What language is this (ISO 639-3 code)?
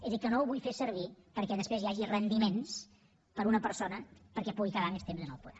cat